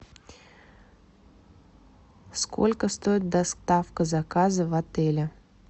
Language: Russian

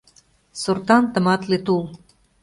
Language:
Mari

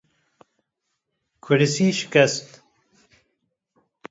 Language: Kurdish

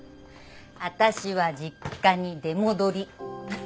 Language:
Japanese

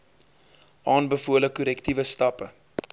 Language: Afrikaans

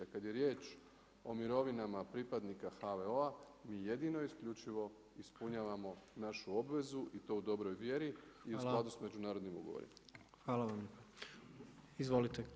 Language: Croatian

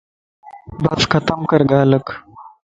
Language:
Lasi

